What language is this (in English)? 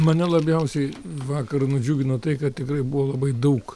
Lithuanian